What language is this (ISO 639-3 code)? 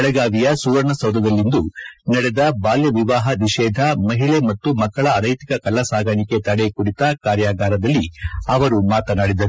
kan